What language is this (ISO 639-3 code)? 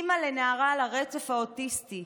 heb